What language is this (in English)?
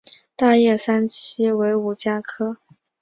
Chinese